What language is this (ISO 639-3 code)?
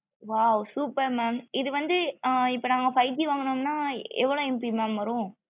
tam